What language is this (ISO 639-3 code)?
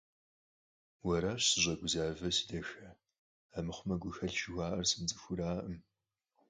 kbd